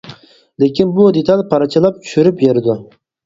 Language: Uyghur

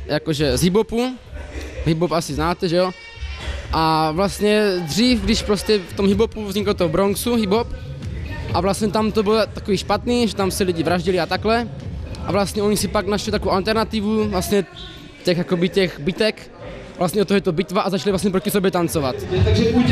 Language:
Czech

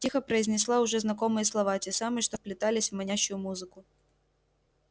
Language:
Russian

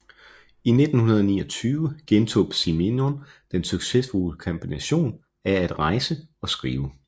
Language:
Danish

